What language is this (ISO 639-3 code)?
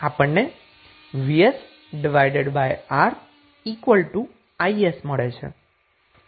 guj